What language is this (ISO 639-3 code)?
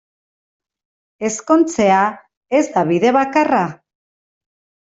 eus